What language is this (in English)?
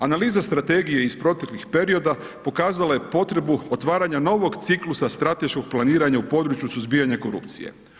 Croatian